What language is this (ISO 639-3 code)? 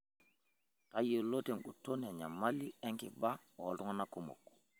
mas